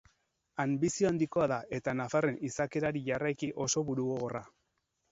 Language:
Basque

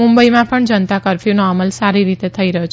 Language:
Gujarati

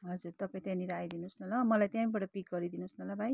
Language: Nepali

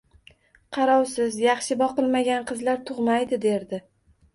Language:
Uzbek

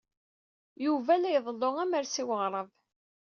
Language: Kabyle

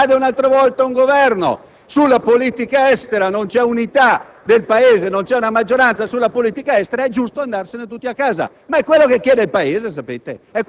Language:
Italian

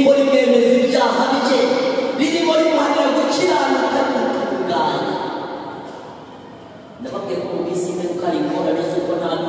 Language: Korean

